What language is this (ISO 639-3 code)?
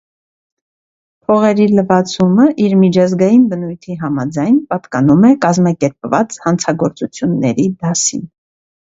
hye